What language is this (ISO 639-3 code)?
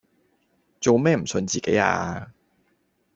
yue